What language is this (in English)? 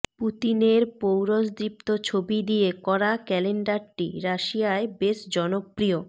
Bangla